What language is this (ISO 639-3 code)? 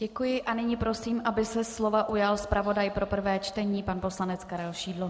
ces